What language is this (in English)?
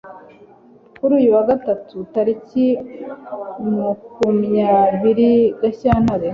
Kinyarwanda